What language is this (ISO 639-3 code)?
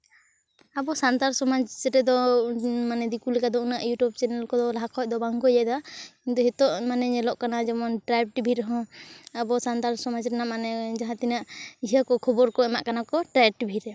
sat